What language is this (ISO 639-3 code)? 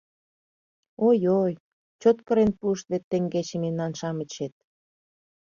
chm